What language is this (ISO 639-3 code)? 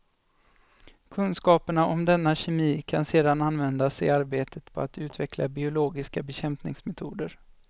swe